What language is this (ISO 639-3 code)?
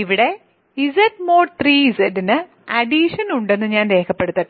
mal